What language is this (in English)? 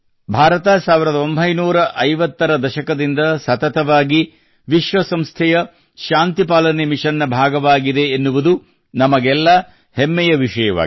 Kannada